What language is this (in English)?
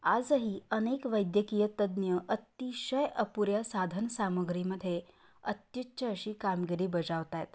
Marathi